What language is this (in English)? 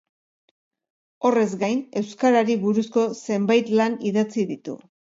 Basque